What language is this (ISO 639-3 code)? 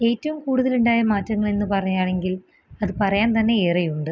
mal